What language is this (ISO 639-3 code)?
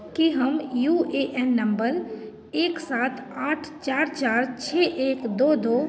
mai